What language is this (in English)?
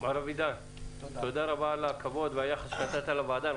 Hebrew